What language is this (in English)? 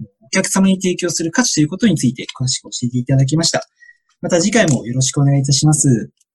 Japanese